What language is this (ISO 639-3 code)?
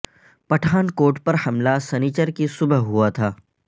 urd